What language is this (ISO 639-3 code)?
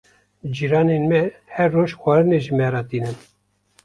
kur